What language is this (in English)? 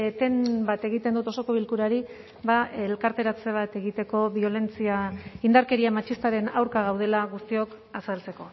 Basque